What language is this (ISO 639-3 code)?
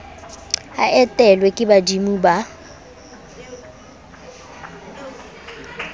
sot